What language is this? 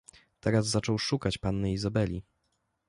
Polish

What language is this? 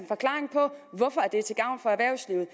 Danish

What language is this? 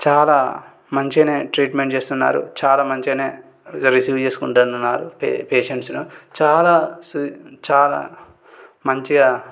Telugu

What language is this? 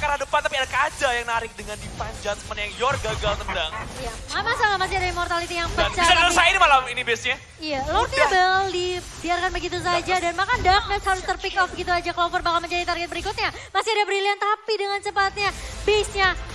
Indonesian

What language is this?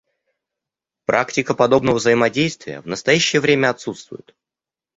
Russian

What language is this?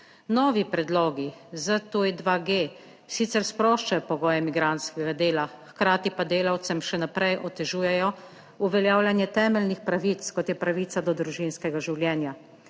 Slovenian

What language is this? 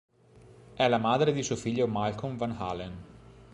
Italian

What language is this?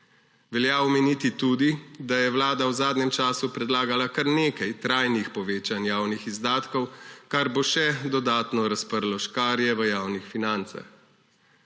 Slovenian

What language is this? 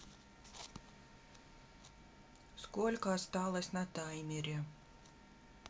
Russian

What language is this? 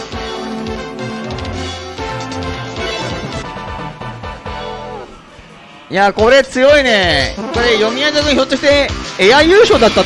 Japanese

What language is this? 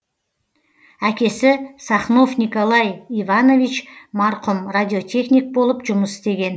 Kazakh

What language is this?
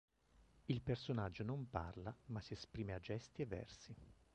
Italian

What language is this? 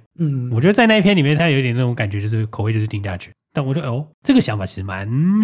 Chinese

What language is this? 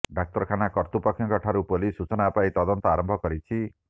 Odia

